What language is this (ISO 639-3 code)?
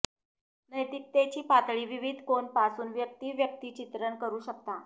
mar